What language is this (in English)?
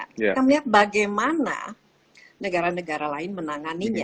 Indonesian